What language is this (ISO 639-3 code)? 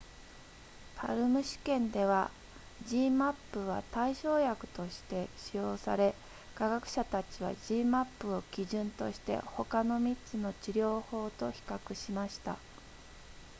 jpn